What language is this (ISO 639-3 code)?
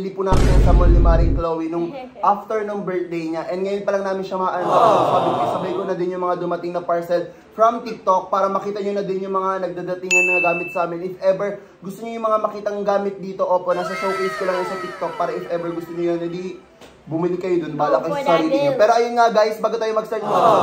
fil